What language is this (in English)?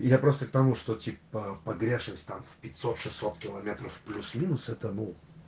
Russian